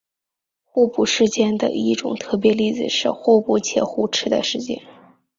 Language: Chinese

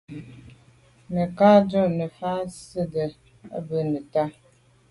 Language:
Medumba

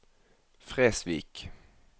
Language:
Norwegian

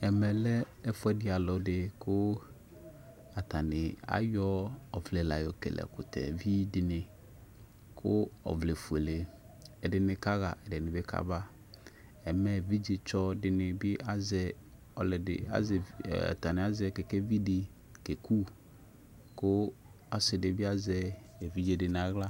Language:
Ikposo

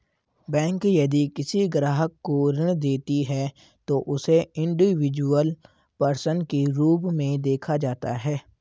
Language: Hindi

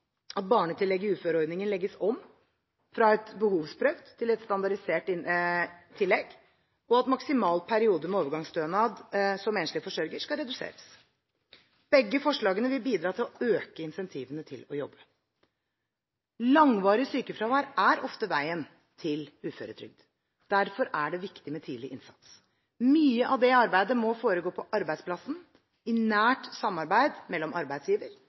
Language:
Norwegian Bokmål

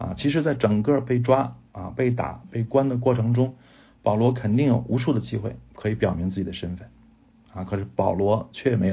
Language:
Chinese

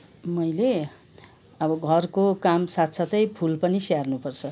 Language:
Nepali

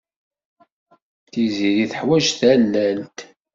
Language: Kabyle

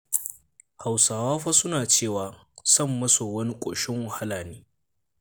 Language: Hausa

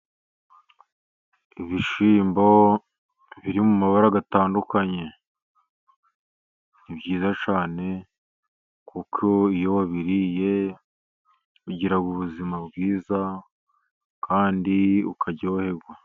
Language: Kinyarwanda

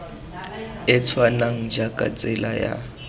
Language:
Tswana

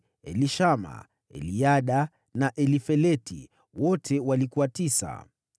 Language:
Swahili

